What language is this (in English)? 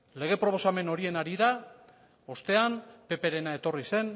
Basque